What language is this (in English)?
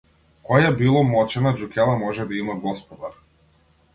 Macedonian